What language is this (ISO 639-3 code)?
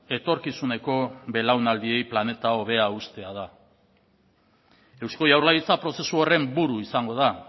eus